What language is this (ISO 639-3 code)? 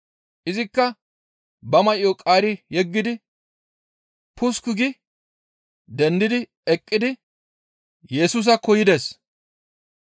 gmv